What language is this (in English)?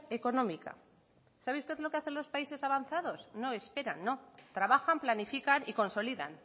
Spanish